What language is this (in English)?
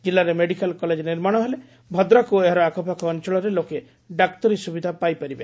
Odia